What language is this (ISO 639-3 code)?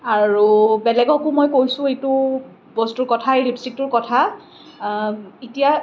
asm